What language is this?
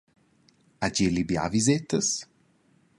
Romansh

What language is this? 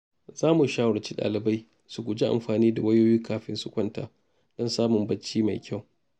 Hausa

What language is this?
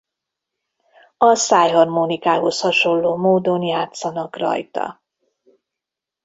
Hungarian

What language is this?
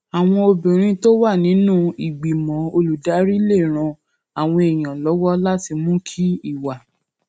Yoruba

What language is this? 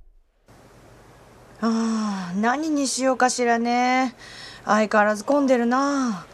Japanese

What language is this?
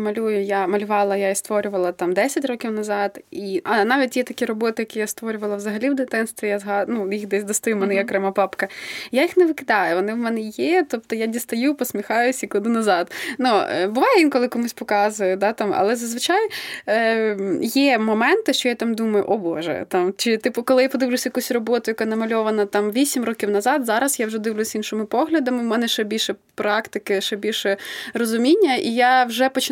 Ukrainian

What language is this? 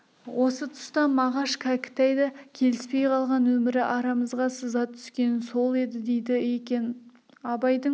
Kazakh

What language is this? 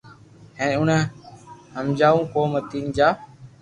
Loarki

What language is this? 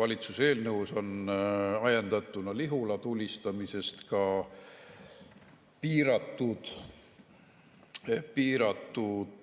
Estonian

